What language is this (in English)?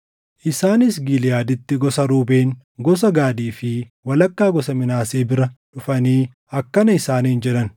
Oromo